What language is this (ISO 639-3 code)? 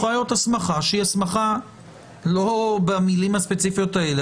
heb